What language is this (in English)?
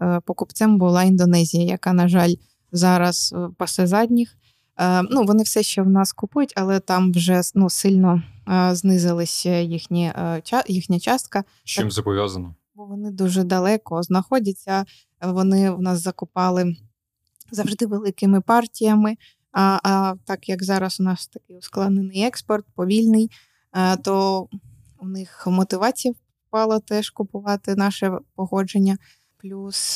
Ukrainian